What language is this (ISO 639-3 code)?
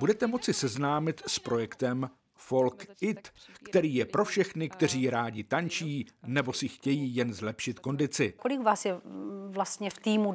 ces